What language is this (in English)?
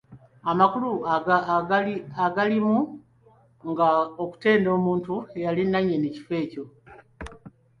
Ganda